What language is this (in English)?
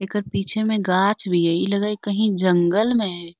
Magahi